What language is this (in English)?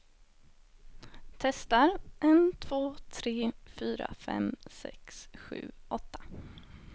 Swedish